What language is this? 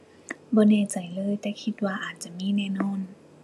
Thai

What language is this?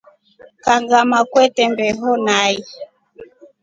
Rombo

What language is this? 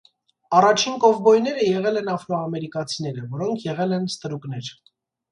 Armenian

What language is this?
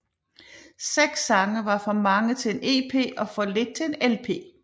Danish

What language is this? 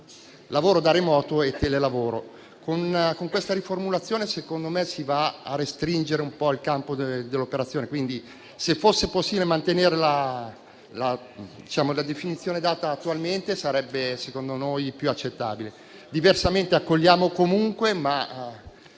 Italian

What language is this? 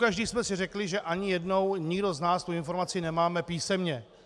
Czech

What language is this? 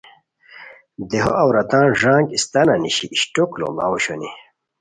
Khowar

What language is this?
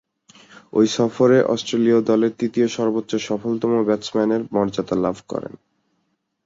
Bangla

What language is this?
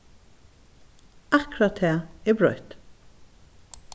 Faroese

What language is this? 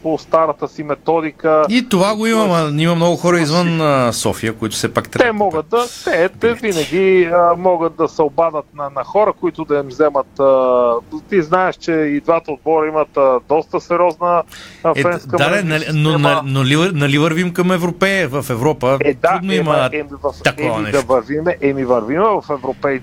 Bulgarian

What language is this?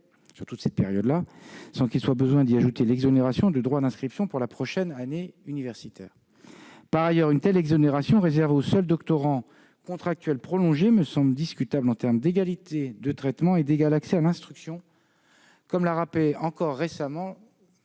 French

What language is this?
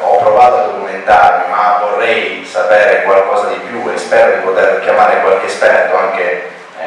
Italian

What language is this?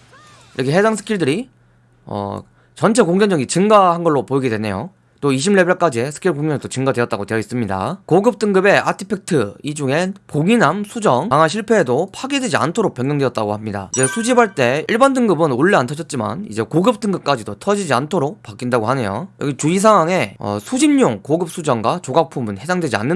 Korean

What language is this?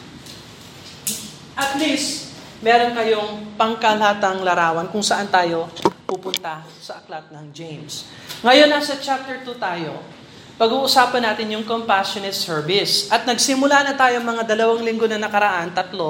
Filipino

